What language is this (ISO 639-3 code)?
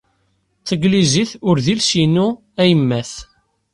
kab